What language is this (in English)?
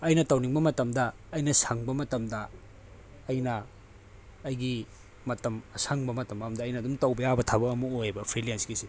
Manipuri